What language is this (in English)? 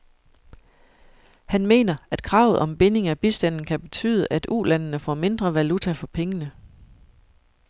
Danish